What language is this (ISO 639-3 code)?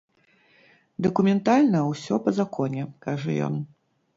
bel